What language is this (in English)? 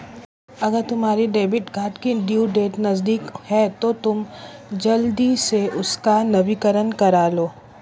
Hindi